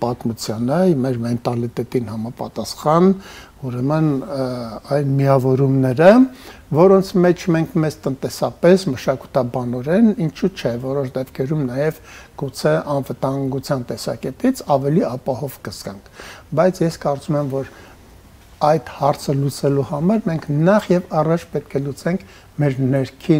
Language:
Romanian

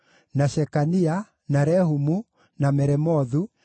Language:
Kikuyu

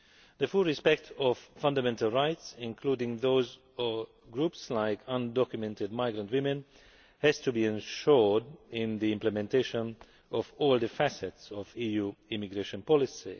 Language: English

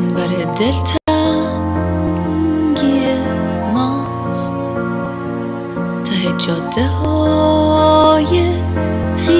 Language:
Persian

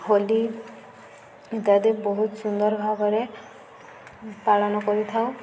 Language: Odia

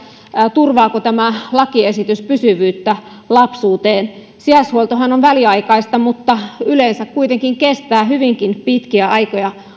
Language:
Finnish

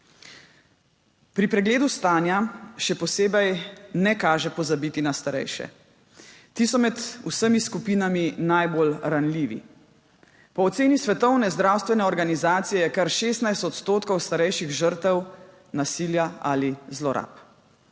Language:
Slovenian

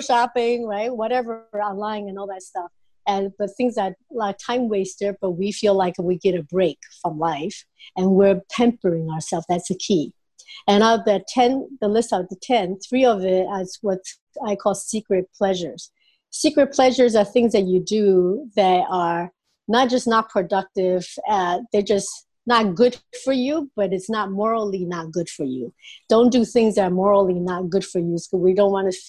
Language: English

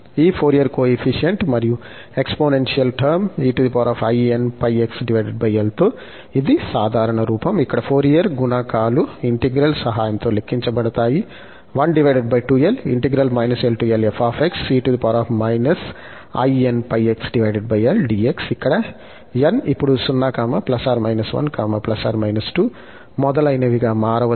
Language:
Telugu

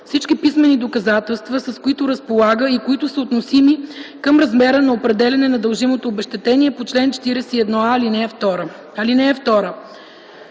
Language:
Bulgarian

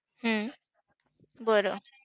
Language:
Marathi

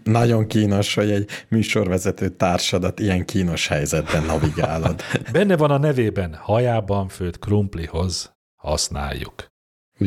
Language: Hungarian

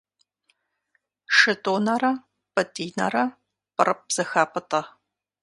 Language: Kabardian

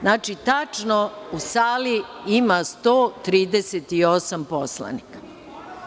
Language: Serbian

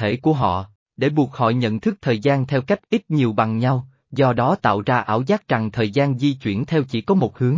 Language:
Vietnamese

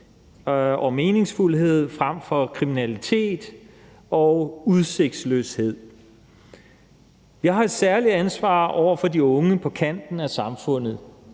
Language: Danish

